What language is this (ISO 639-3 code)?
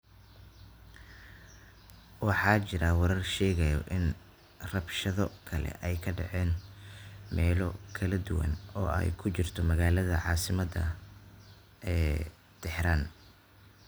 som